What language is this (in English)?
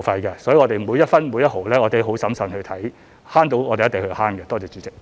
Cantonese